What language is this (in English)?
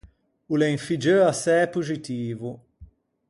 Ligurian